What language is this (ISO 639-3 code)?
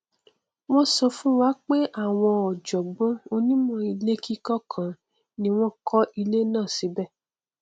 yor